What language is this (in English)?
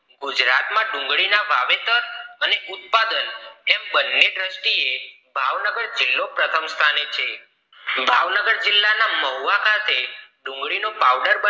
Gujarati